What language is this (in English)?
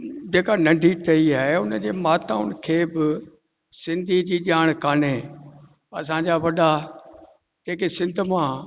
Sindhi